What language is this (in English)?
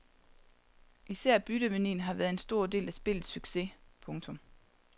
Danish